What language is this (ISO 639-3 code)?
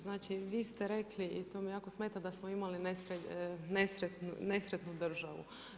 hrv